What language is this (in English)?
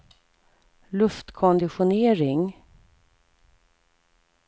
Swedish